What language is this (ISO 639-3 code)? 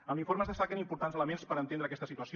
cat